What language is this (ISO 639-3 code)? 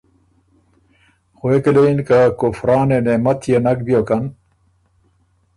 oru